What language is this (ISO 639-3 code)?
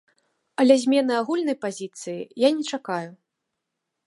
bel